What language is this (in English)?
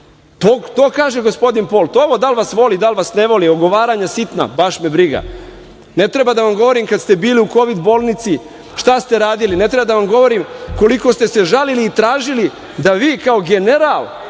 Serbian